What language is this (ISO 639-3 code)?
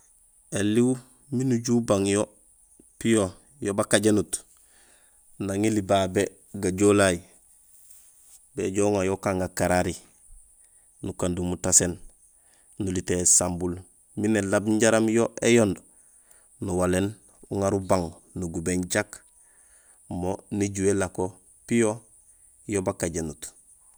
gsl